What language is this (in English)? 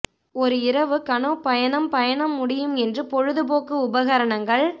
Tamil